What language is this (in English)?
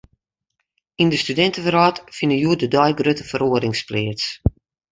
Western Frisian